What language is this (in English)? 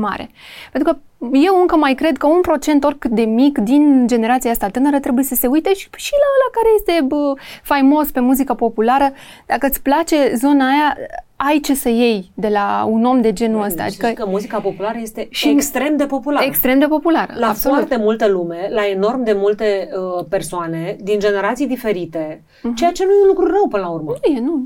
Romanian